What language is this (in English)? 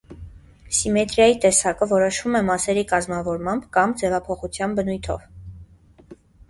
Armenian